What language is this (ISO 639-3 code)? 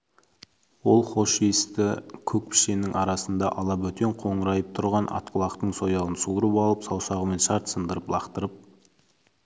kaz